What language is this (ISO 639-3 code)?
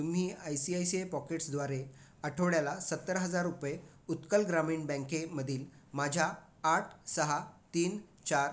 mar